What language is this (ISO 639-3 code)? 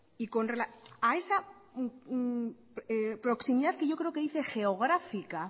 spa